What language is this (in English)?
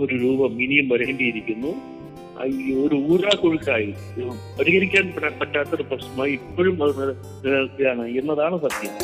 Malayalam